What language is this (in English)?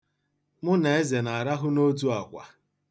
Igbo